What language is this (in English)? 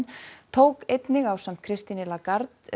Icelandic